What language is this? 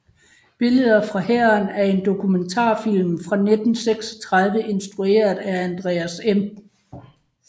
Danish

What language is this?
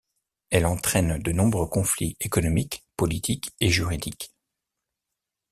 French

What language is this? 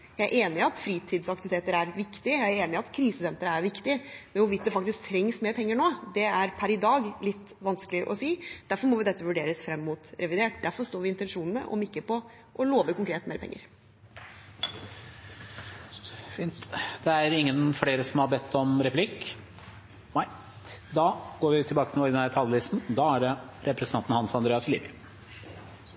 Norwegian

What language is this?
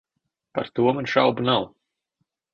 Latvian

